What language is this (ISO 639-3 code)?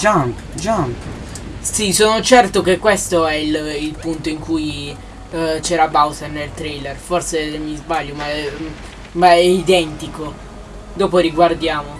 ita